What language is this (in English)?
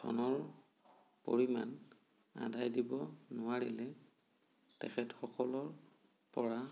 Assamese